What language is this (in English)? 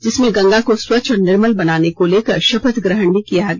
Hindi